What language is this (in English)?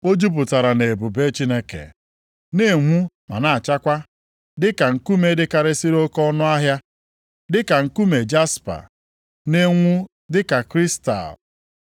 Igbo